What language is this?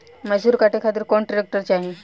Bhojpuri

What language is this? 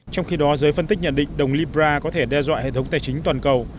Vietnamese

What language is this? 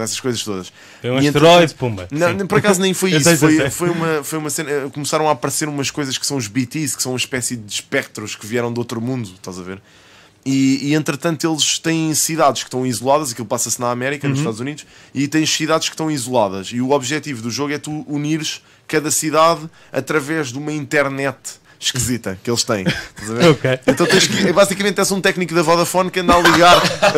Portuguese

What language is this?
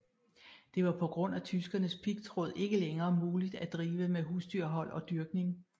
Danish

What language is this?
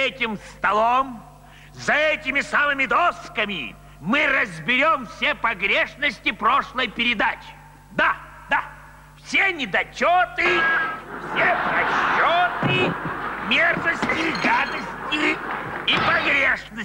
Russian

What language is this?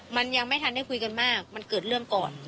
Thai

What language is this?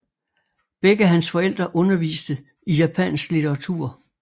Danish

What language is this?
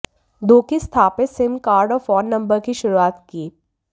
Hindi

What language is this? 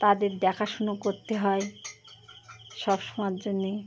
Bangla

